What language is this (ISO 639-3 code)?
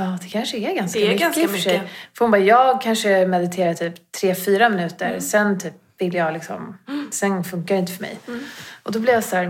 swe